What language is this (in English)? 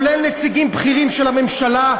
Hebrew